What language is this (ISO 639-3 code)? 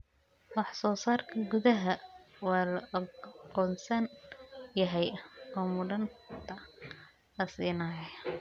som